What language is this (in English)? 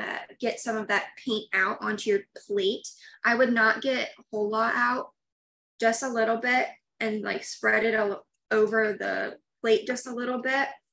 English